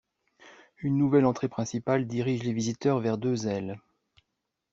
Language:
French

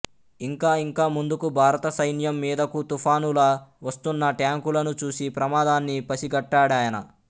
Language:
Telugu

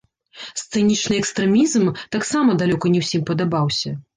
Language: Belarusian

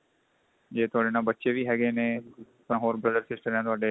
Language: Punjabi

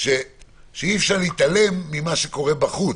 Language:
Hebrew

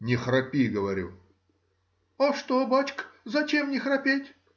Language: Russian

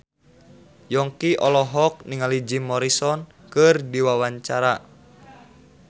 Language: Sundanese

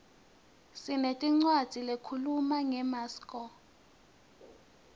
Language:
Swati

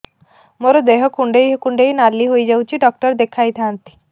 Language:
Odia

